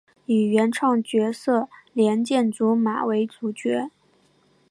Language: Chinese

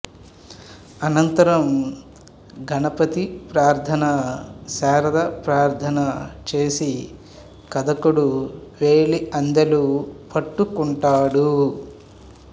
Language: Telugu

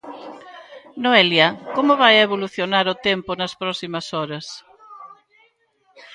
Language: Galician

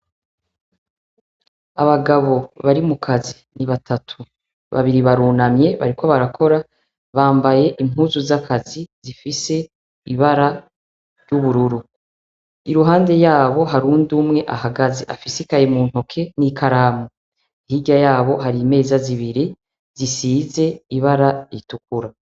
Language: Rundi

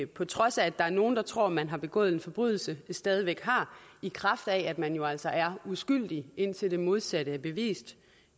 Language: Danish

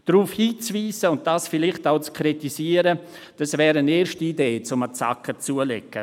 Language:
Swiss German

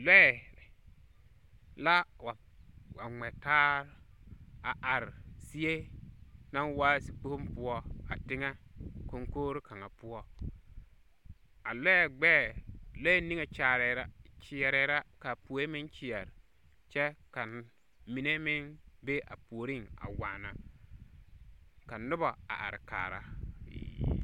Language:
Southern Dagaare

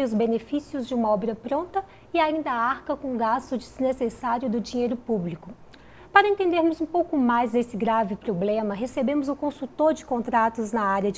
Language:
Portuguese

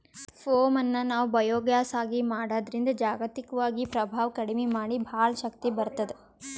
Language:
Kannada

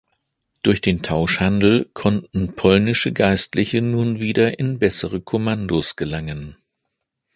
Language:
German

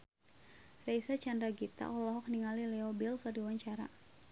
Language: Sundanese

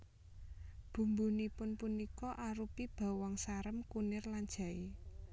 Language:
Javanese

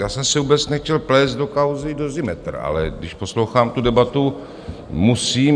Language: Czech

